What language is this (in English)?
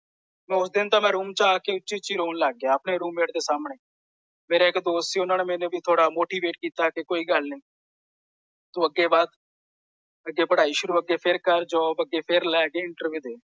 Punjabi